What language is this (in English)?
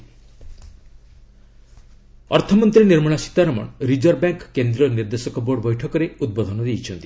Odia